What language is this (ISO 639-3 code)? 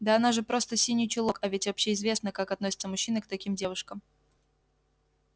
rus